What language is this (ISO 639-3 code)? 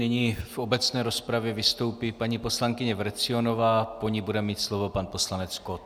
ces